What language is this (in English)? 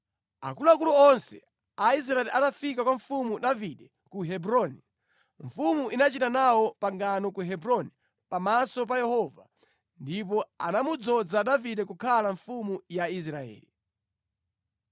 Nyanja